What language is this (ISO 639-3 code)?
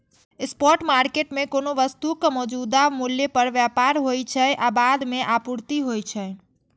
mai